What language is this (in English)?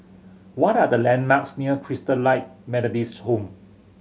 English